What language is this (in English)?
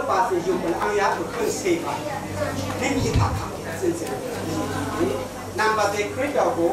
Romanian